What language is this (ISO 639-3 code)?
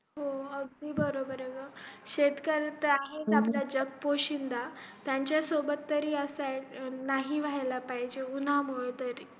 mar